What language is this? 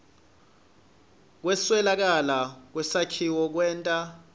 Swati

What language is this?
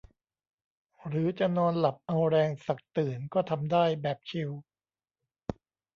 Thai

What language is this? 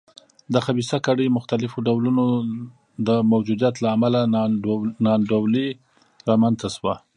Pashto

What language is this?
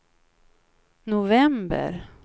Swedish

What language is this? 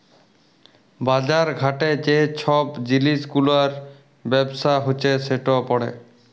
Bangla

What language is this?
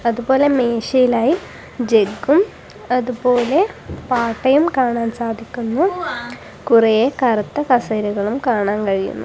Malayalam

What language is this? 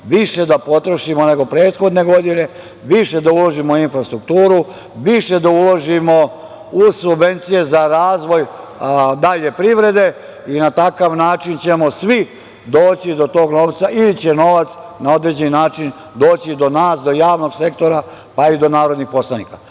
Serbian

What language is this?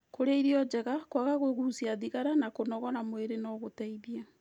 Kikuyu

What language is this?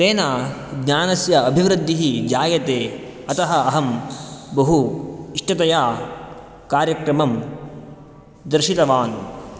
Sanskrit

